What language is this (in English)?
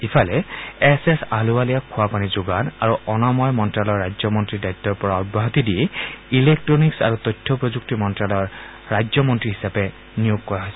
Assamese